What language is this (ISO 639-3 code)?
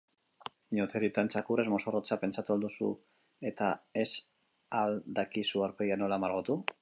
eus